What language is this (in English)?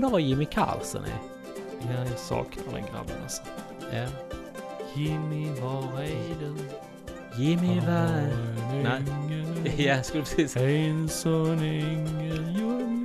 Swedish